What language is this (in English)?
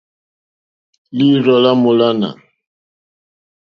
Mokpwe